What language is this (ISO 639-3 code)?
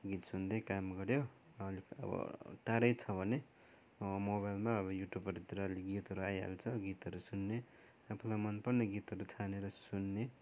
nep